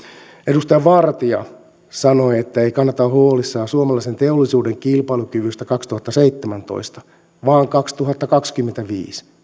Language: Finnish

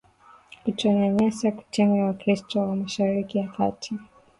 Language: Swahili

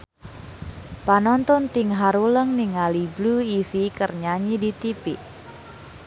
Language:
Sundanese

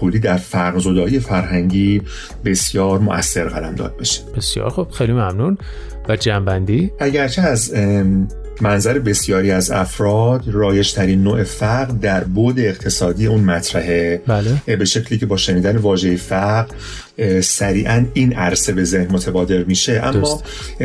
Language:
Persian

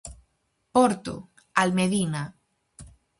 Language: Galician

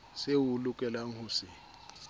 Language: Southern Sotho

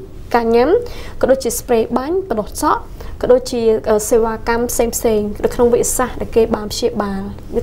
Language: Vietnamese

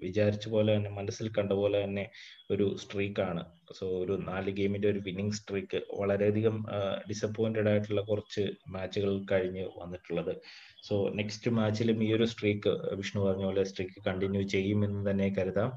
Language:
Malayalam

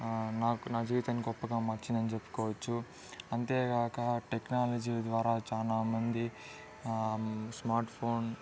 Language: Telugu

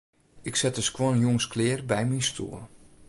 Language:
Western Frisian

